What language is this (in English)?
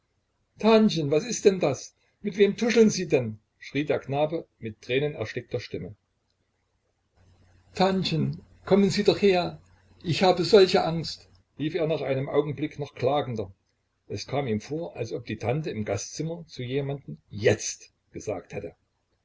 German